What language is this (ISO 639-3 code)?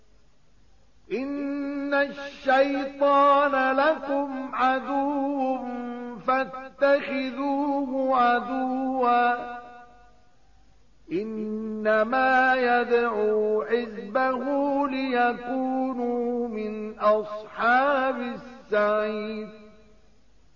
ara